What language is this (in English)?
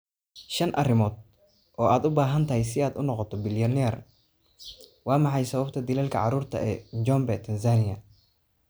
Somali